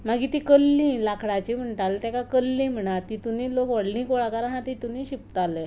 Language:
Konkani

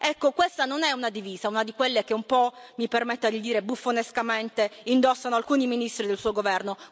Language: Italian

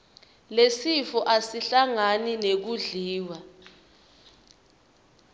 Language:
Swati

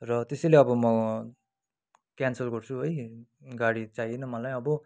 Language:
Nepali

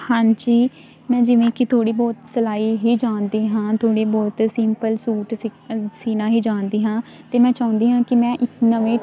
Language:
Punjabi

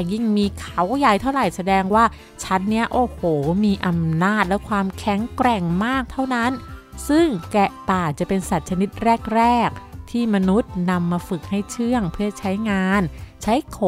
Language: Thai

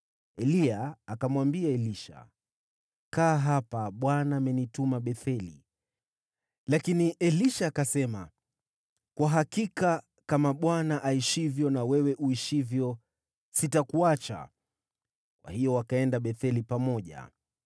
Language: Swahili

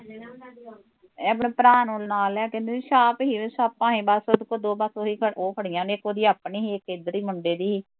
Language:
Punjabi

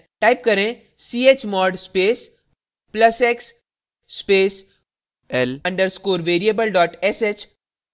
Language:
Hindi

